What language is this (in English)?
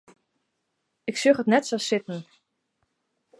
Western Frisian